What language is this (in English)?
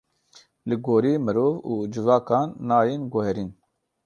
Kurdish